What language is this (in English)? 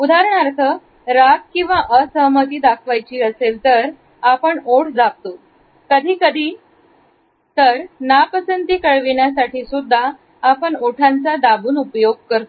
Marathi